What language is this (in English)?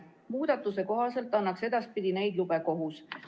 Estonian